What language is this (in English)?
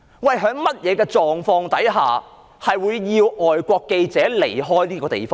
Cantonese